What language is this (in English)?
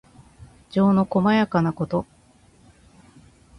Japanese